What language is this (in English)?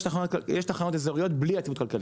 Hebrew